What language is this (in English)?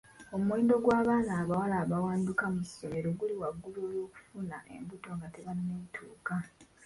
Ganda